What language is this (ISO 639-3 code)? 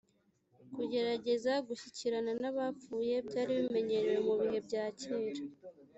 kin